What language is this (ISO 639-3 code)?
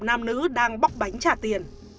vie